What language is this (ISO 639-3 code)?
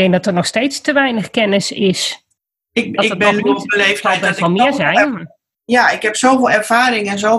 nld